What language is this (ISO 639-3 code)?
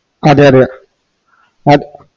mal